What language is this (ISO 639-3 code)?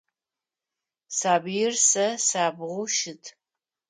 ady